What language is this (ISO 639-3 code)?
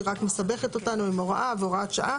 heb